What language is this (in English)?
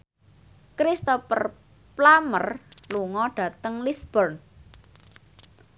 Javanese